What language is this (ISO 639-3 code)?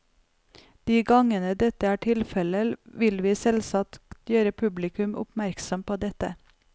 nor